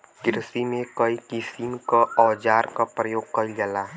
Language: Bhojpuri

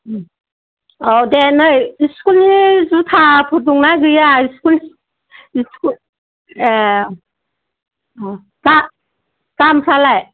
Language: Bodo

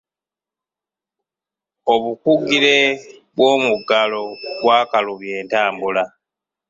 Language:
Ganda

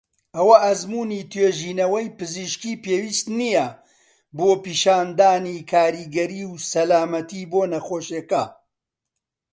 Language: Central Kurdish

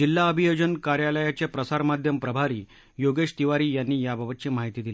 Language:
Marathi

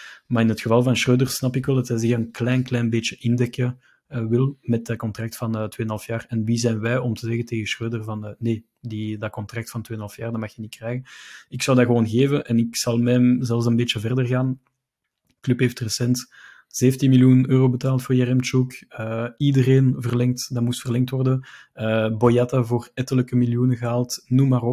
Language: Dutch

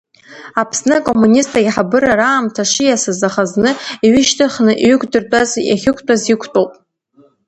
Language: Abkhazian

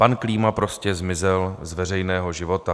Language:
Czech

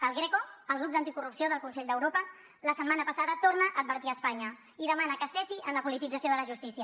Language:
Catalan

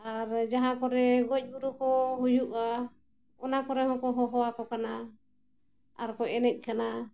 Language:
Santali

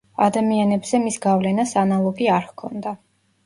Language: Georgian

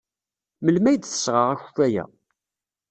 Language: Kabyle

